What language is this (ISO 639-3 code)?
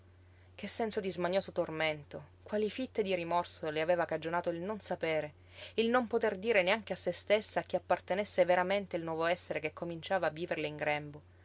ita